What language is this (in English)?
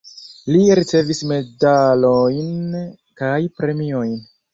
Esperanto